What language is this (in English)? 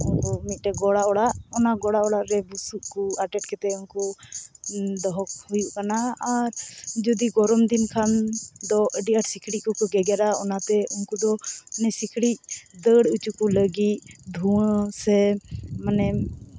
Santali